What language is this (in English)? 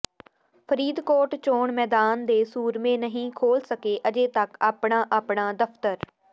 Punjabi